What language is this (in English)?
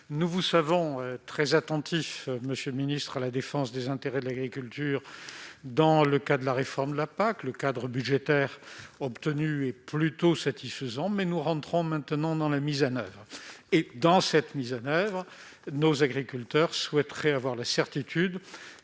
French